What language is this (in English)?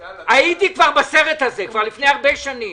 Hebrew